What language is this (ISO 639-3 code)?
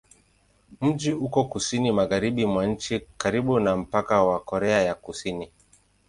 swa